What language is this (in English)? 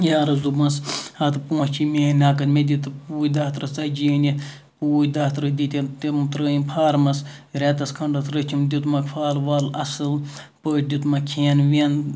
Kashmiri